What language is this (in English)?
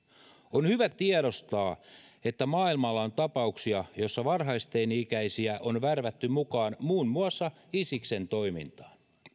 Finnish